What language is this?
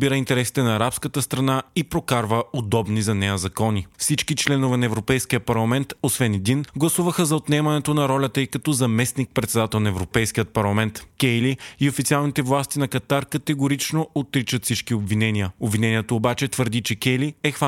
Bulgarian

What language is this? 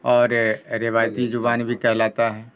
Urdu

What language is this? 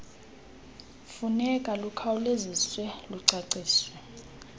Xhosa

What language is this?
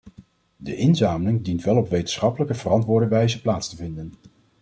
Dutch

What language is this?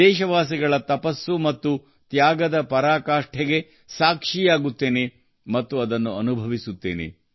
Kannada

